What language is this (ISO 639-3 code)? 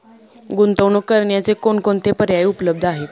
mar